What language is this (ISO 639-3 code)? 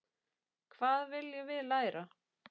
isl